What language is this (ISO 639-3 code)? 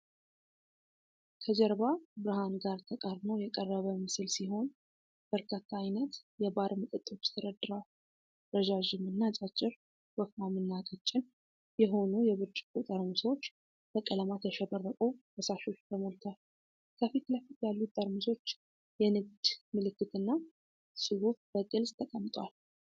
amh